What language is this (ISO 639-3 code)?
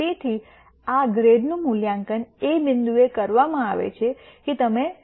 guj